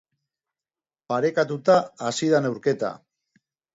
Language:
Basque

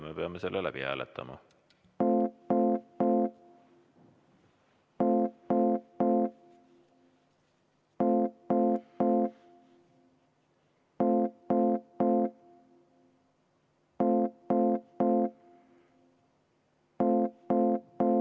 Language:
Estonian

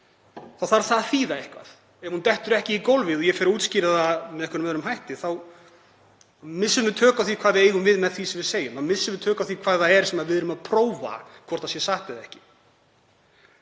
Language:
Icelandic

